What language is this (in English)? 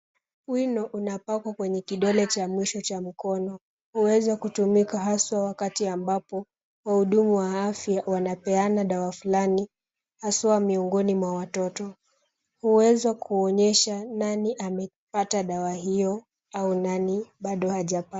Swahili